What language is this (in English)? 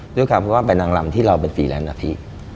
Thai